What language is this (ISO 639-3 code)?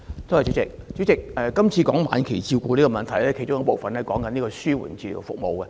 yue